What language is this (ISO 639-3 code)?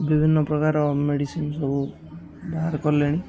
ori